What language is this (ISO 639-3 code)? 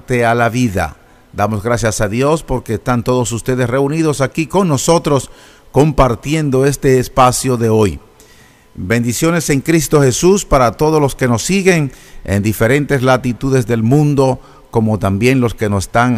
spa